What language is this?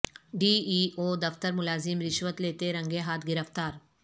Urdu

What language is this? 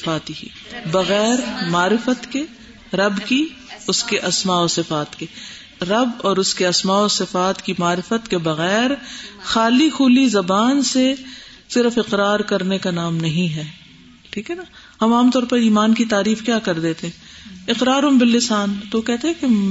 Urdu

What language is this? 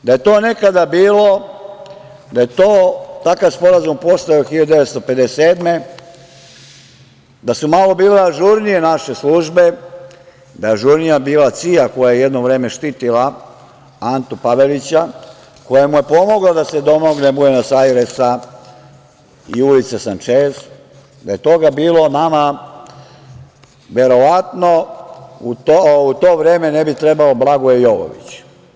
Serbian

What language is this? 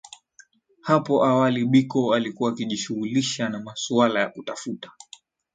Swahili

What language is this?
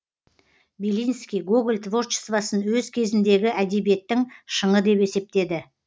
Kazakh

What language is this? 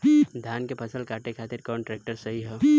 Bhojpuri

